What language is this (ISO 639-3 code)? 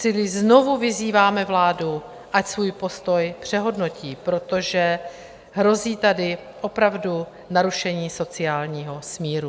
ces